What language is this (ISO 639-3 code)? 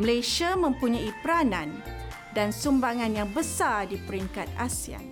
msa